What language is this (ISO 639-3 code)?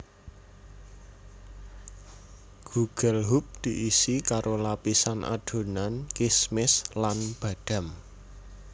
jav